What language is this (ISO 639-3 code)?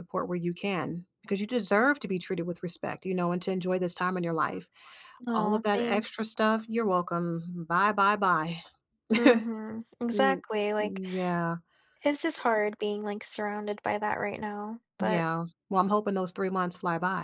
eng